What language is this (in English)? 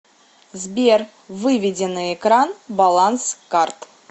Russian